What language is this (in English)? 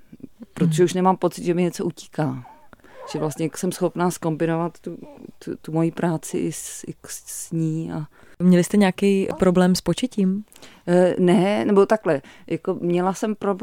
Czech